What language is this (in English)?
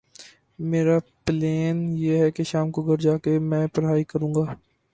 Urdu